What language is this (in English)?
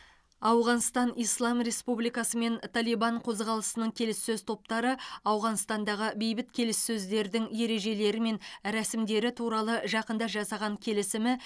Kazakh